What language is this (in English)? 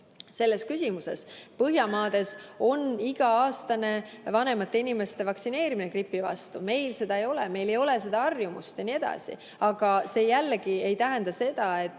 Estonian